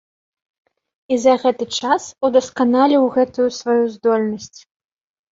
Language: Belarusian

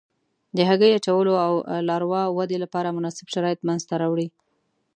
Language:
Pashto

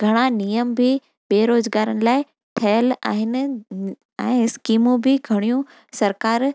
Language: Sindhi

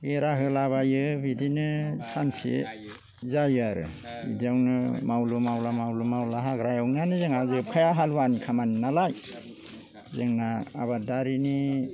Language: Bodo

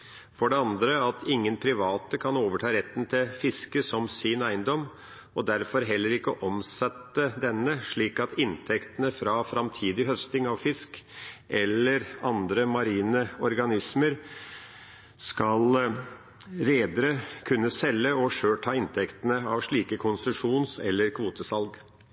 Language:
Norwegian Bokmål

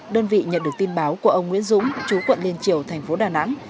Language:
Vietnamese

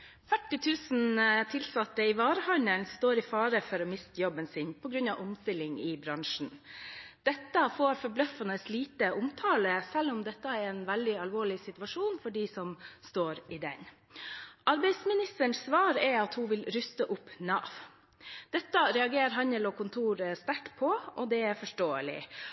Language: Norwegian Bokmål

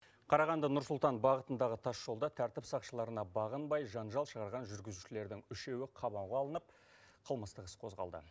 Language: Kazakh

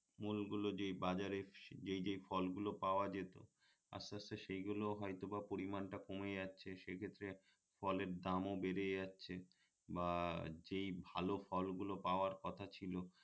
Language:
Bangla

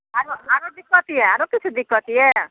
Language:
Maithili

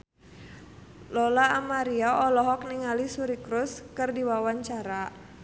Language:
Sundanese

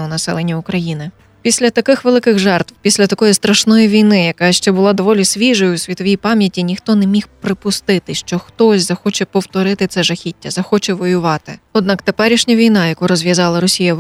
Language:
Ukrainian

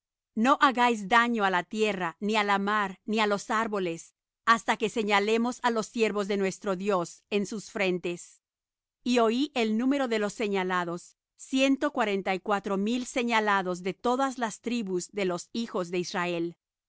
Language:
Spanish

